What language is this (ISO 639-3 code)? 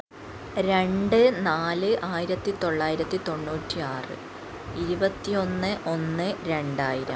mal